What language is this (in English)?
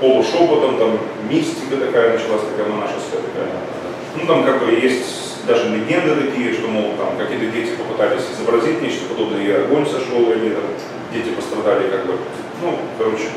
Russian